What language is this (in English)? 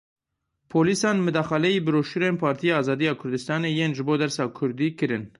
Kurdish